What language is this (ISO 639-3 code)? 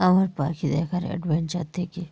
ben